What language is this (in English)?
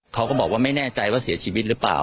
Thai